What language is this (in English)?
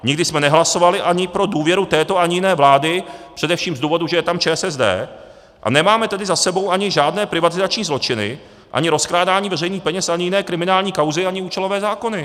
Czech